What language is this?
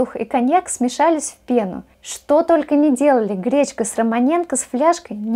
Russian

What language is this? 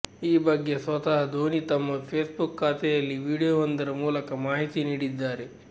Kannada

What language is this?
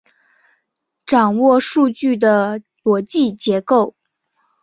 Chinese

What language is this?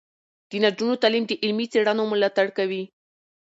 Pashto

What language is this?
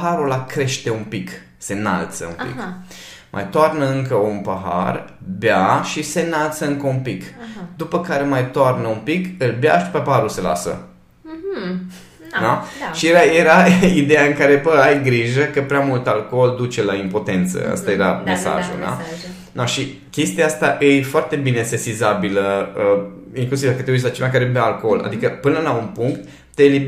Romanian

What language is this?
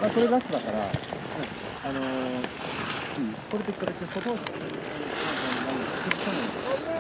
Japanese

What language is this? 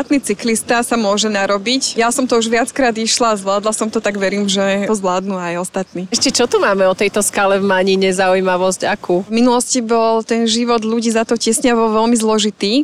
Slovak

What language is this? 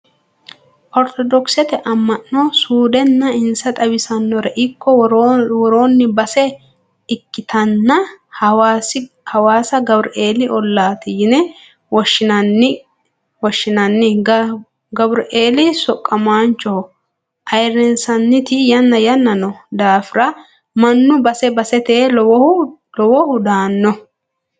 Sidamo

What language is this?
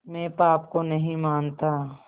Hindi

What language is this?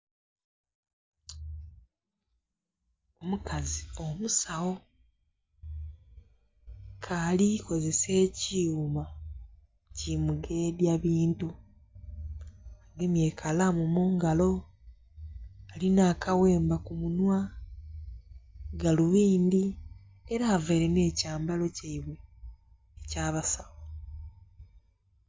Soga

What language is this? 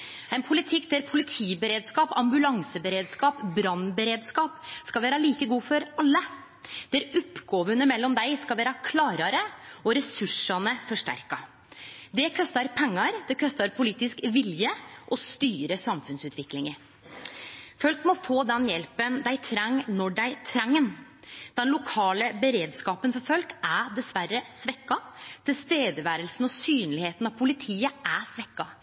Norwegian Nynorsk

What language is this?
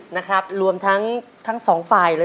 Thai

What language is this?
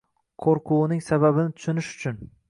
Uzbek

